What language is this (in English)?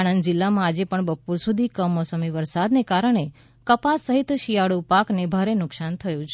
Gujarati